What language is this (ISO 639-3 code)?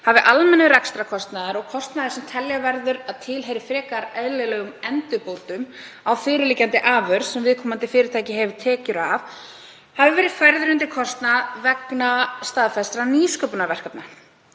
isl